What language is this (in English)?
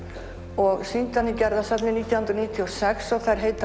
Icelandic